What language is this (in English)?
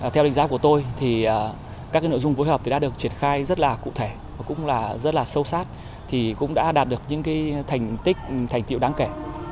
Vietnamese